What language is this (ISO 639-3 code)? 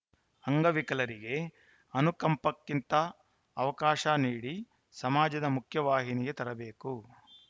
kan